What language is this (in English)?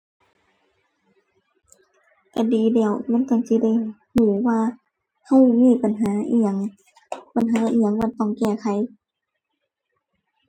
Thai